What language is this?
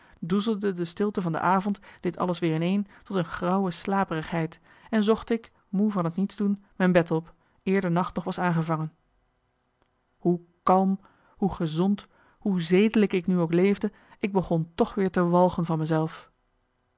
Dutch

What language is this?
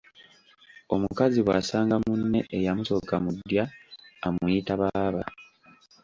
Ganda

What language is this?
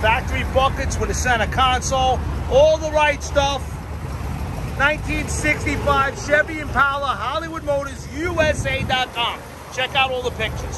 English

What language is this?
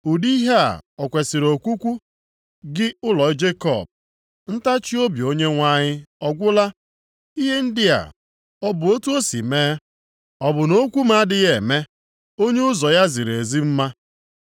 Igbo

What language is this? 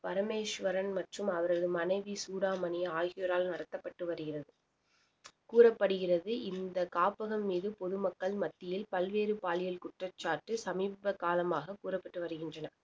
Tamil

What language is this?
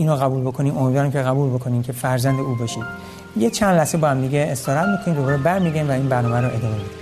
Persian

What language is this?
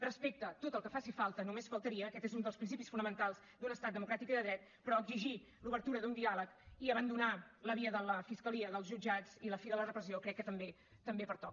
Catalan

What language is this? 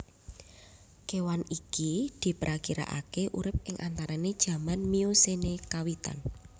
Javanese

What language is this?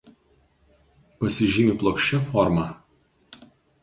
Lithuanian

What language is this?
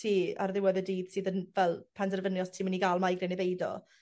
Welsh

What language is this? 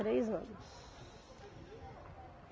Portuguese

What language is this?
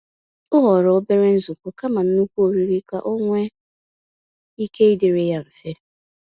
Igbo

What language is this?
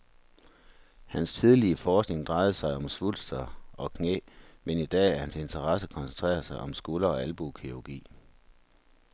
Danish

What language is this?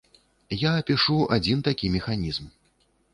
Belarusian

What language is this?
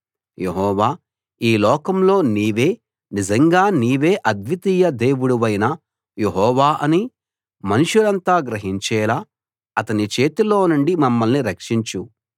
Telugu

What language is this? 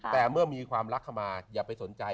Thai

